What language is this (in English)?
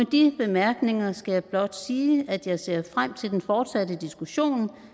Danish